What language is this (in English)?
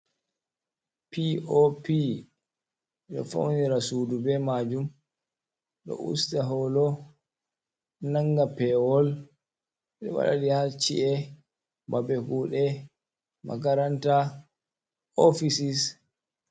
Fula